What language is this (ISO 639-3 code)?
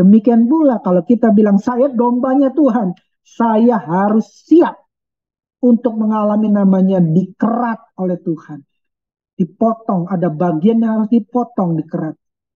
ind